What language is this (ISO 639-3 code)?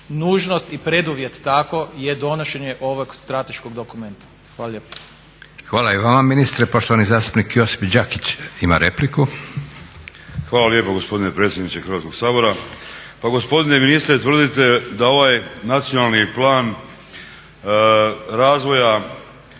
hrv